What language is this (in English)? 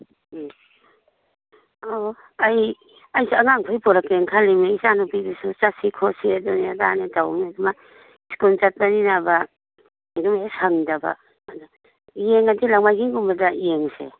Manipuri